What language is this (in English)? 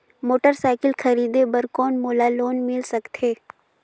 Chhattisgarhi